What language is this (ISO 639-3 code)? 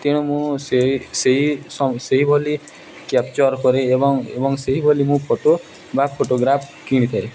ori